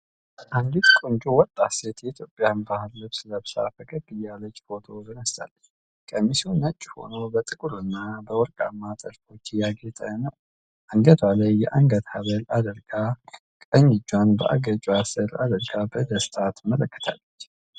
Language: Amharic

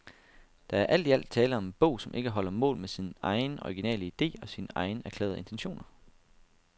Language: Danish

